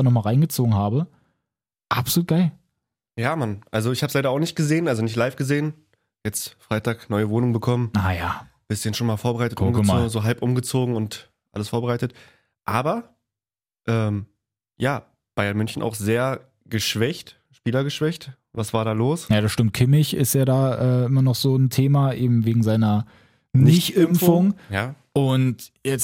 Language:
German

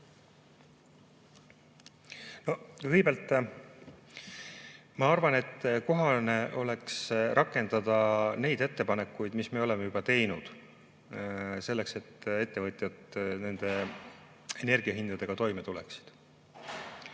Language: Estonian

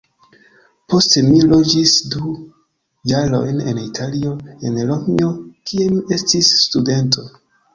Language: Esperanto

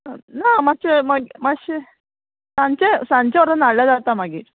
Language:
Konkani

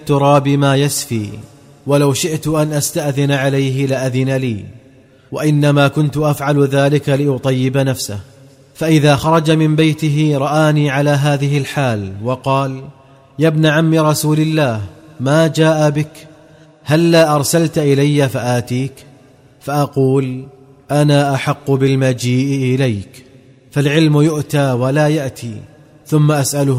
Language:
Arabic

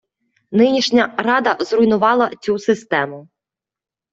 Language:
Ukrainian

